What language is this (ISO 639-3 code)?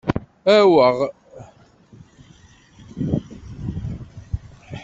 kab